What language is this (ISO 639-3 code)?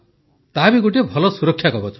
ori